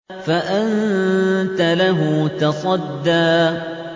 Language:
Arabic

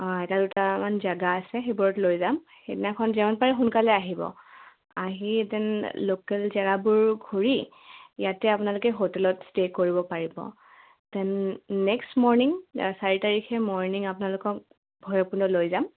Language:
Assamese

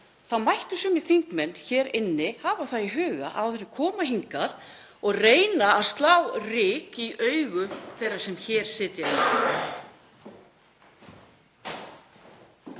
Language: Icelandic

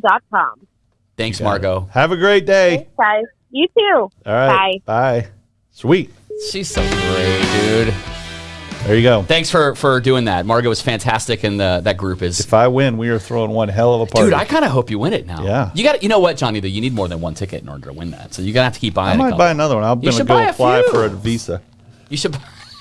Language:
English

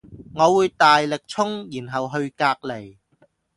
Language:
Cantonese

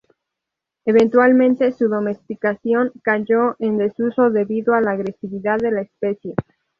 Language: Spanish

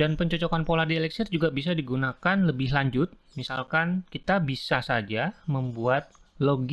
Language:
Indonesian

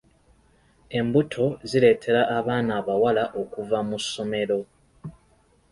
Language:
Ganda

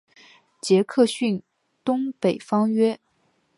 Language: Chinese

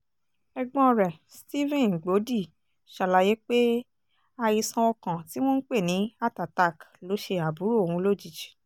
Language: Yoruba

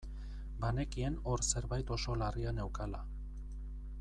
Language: Basque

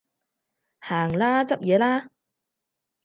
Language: Cantonese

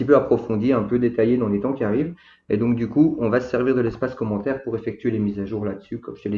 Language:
French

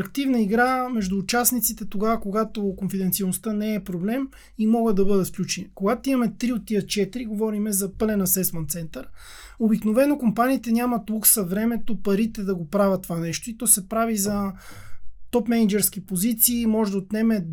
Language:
Bulgarian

